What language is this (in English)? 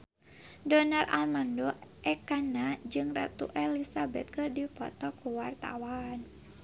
Sundanese